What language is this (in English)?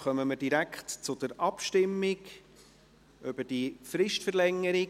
Swiss German